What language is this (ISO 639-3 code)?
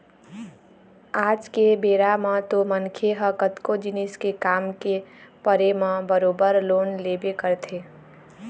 hne